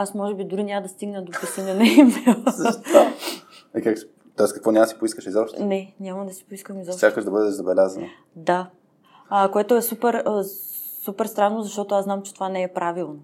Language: Bulgarian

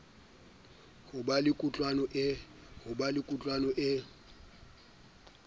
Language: Southern Sotho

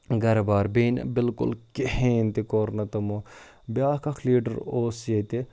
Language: Kashmiri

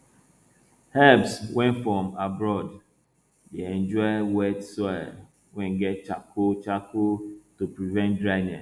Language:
Nigerian Pidgin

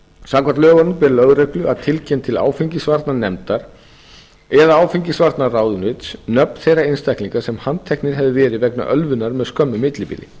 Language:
Icelandic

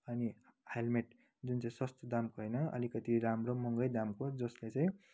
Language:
Nepali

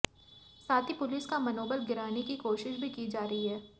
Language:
Hindi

